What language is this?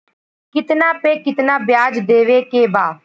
Bhojpuri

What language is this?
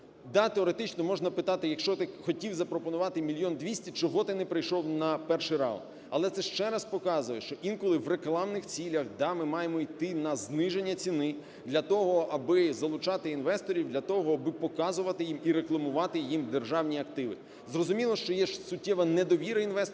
Ukrainian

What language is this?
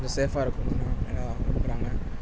Tamil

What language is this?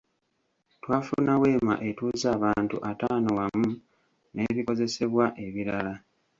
Ganda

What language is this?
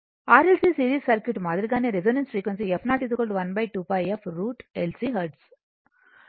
Telugu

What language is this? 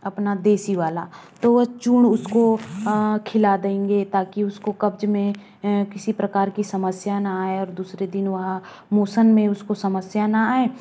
Hindi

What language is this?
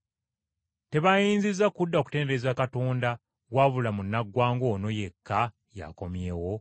Ganda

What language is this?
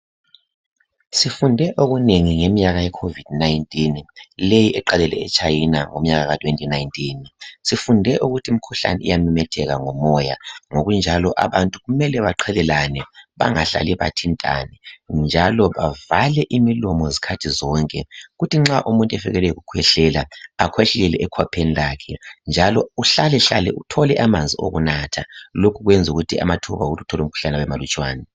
North Ndebele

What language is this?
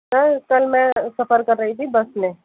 Urdu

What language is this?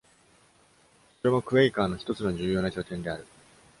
Japanese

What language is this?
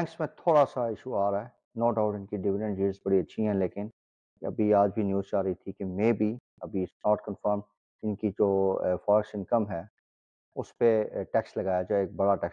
Urdu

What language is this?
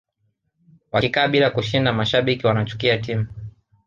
Swahili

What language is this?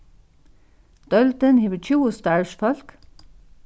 Faroese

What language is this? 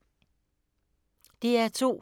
Danish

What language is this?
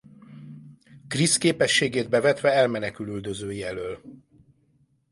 Hungarian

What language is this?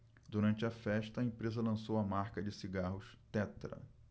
Portuguese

